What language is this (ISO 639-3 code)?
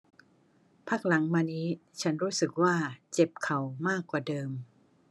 tha